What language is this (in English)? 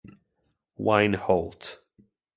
English